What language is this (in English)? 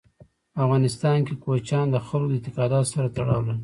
Pashto